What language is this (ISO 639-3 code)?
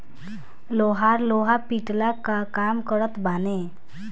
bho